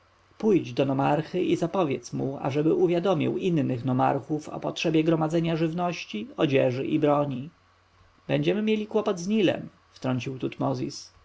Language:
Polish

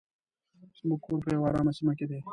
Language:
Pashto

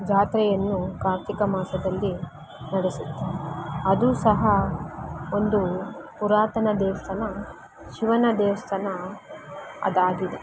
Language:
Kannada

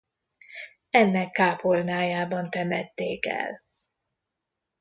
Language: Hungarian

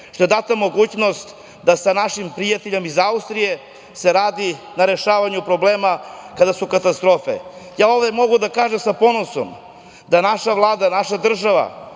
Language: Serbian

